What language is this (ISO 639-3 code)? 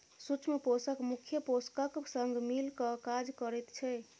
mai